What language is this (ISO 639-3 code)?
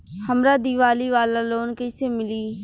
bho